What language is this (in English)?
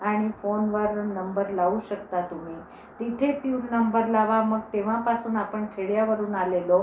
Marathi